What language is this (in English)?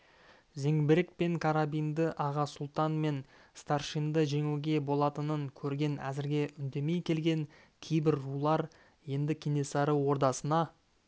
Kazakh